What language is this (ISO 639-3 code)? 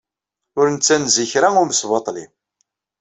kab